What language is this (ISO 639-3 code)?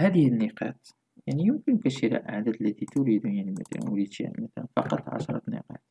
ara